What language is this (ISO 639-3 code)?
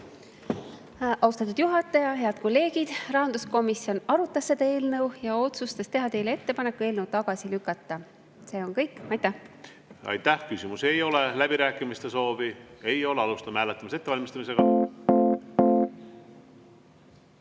est